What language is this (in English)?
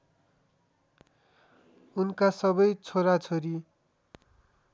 Nepali